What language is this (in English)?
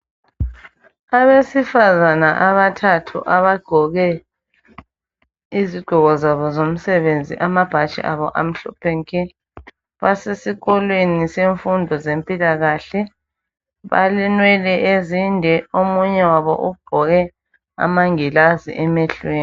North Ndebele